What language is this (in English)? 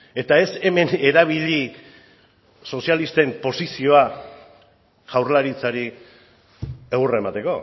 Basque